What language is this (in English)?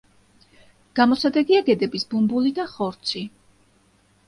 Georgian